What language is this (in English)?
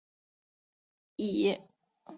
Chinese